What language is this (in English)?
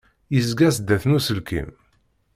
Kabyle